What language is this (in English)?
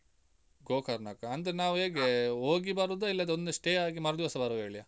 Kannada